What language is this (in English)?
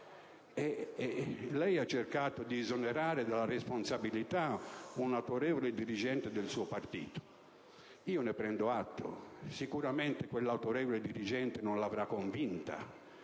Italian